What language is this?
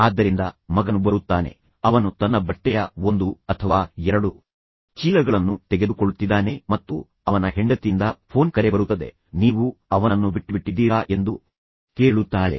Kannada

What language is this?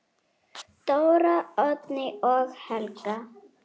Icelandic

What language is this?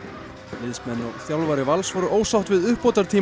Icelandic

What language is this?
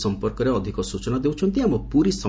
Odia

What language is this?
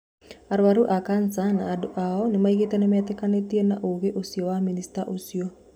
Kikuyu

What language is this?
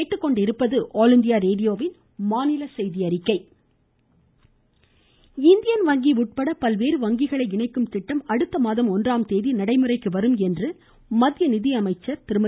Tamil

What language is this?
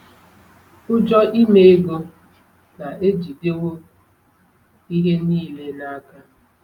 Igbo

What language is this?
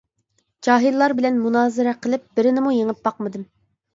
Uyghur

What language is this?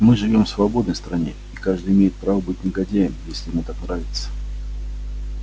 Russian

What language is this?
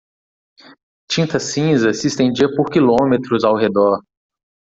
Portuguese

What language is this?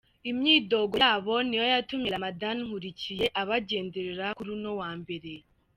Kinyarwanda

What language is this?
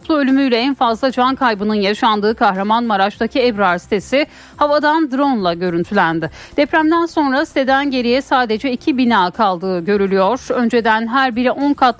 Turkish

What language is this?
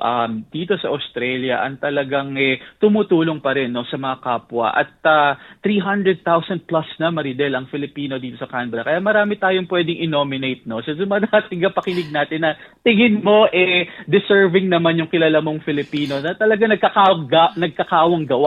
Filipino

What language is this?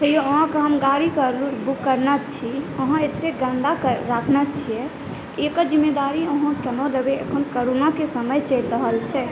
Maithili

